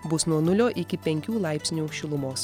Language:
Lithuanian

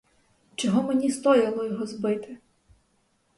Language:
Ukrainian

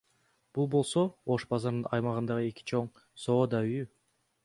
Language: Kyrgyz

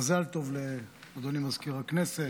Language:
Hebrew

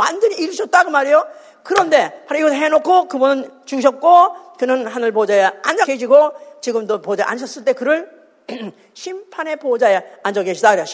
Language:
Korean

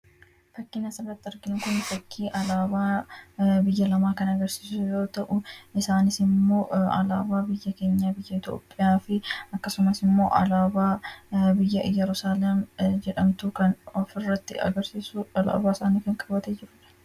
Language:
Oromo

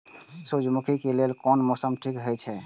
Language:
Maithili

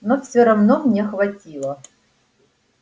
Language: Russian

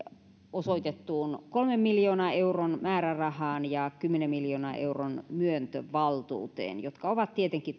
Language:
Finnish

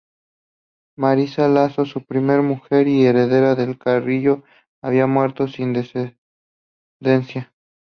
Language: Spanish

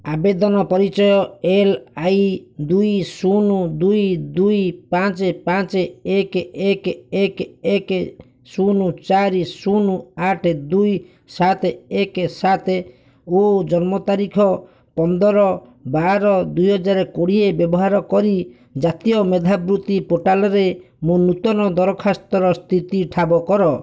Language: Odia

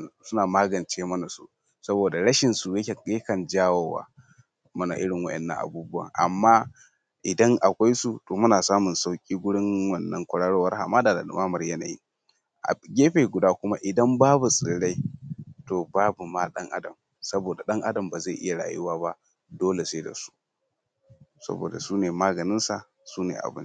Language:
Hausa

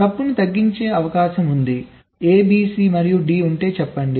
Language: Telugu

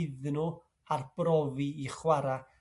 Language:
Welsh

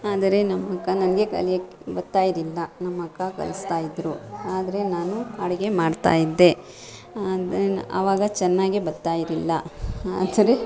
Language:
Kannada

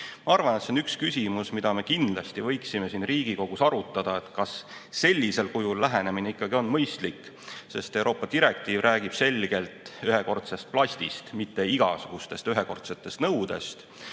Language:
Estonian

